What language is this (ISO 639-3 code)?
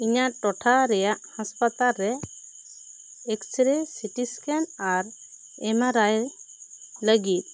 sat